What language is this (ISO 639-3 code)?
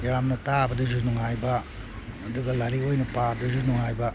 mni